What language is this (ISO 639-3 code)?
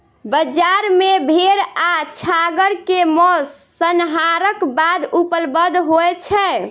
mai